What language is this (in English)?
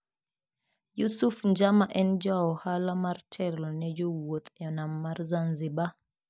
Luo (Kenya and Tanzania)